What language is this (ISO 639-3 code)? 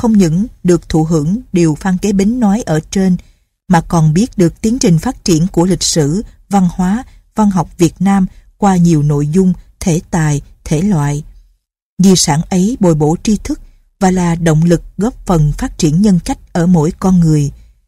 vie